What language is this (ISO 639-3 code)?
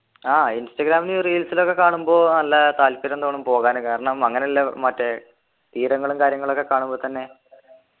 mal